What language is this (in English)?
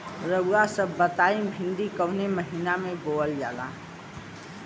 Bhojpuri